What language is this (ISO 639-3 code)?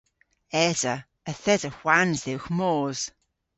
cor